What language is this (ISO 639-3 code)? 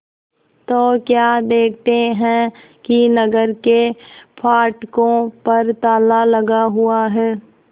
hin